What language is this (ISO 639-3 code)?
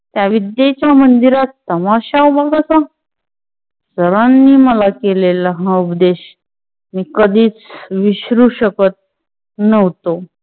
mar